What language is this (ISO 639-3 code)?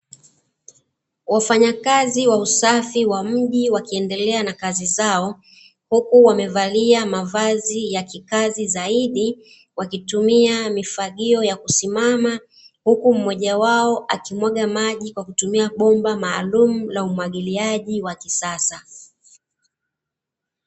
swa